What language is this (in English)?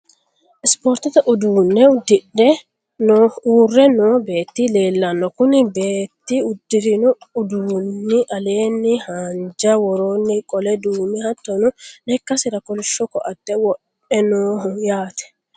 Sidamo